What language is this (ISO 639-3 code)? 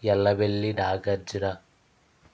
tel